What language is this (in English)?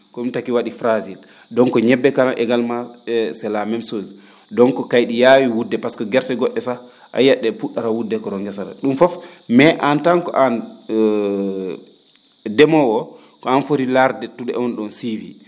Fula